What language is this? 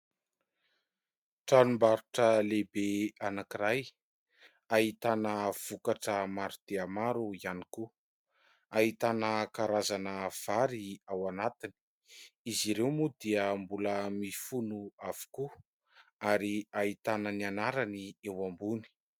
Malagasy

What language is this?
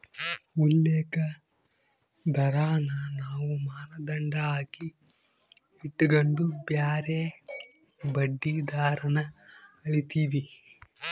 Kannada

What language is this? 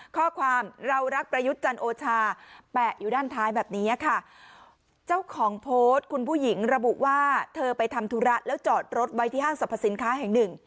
Thai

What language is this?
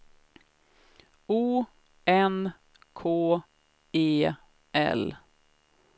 Swedish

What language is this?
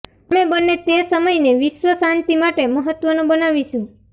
Gujarati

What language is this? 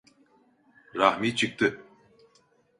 Turkish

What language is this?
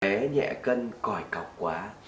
Vietnamese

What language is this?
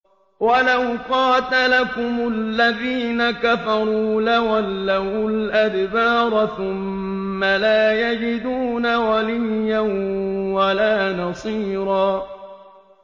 Arabic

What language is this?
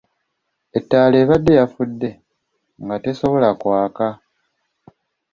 Ganda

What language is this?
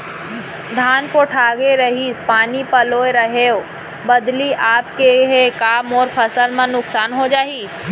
Chhattisgarhi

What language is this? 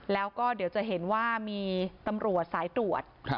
Thai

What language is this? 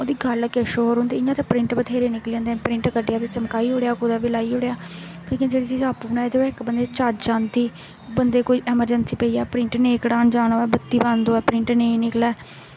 Dogri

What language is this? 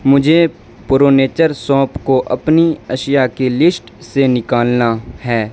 Urdu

